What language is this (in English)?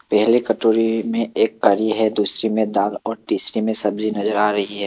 Hindi